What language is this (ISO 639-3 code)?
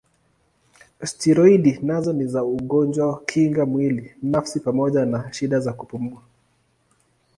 swa